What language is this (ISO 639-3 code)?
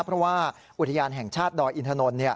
tha